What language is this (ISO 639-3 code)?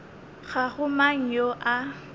nso